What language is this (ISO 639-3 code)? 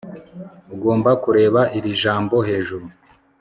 kin